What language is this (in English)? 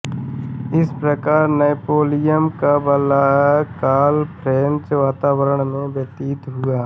Hindi